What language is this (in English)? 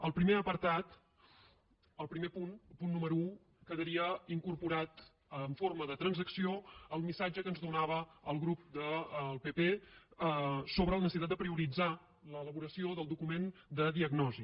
Catalan